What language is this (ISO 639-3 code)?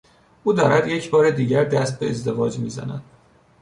fas